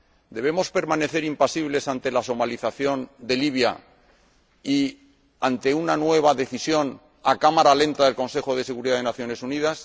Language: Spanish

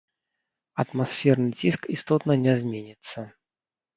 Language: Belarusian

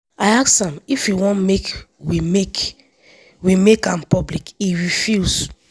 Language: Nigerian Pidgin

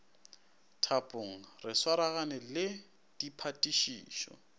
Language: Northern Sotho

